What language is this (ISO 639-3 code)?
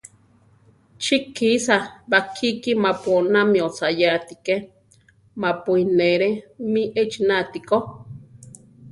tar